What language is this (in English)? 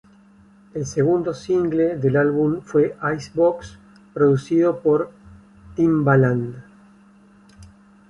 Spanish